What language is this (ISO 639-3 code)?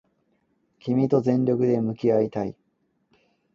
jpn